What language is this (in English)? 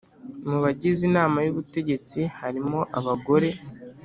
Kinyarwanda